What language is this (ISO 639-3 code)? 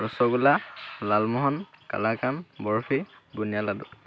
asm